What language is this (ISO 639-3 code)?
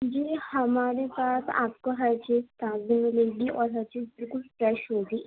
urd